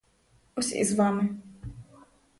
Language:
Ukrainian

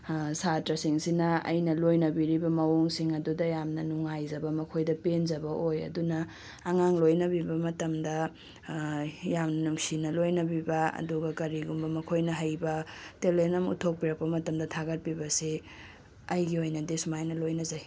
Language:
Manipuri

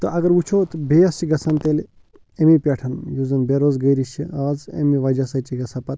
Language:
Kashmiri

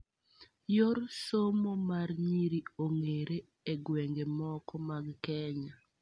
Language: Luo (Kenya and Tanzania)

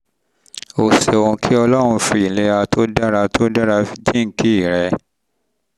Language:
Yoruba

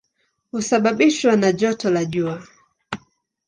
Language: Swahili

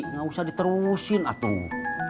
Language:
Indonesian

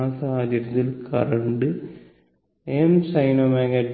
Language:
Malayalam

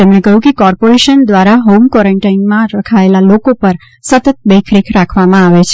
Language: Gujarati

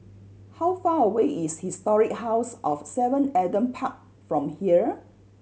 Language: English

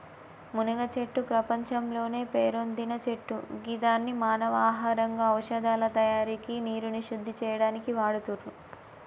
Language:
Telugu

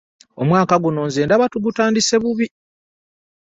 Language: Ganda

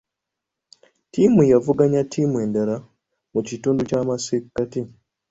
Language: Ganda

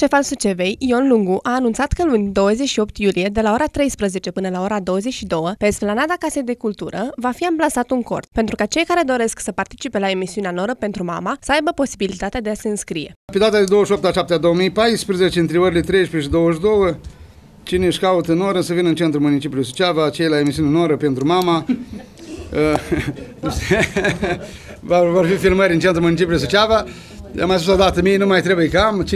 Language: Romanian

